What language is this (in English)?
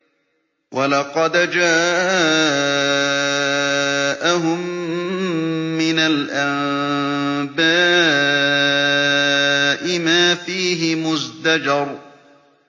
Arabic